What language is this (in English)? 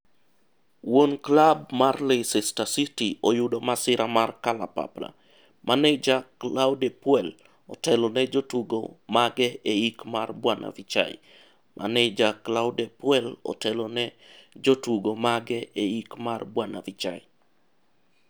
Luo (Kenya and Tanzania)